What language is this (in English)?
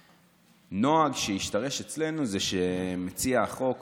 Hebrew